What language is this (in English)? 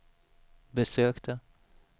Swedish